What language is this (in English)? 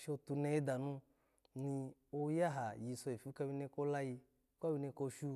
Alago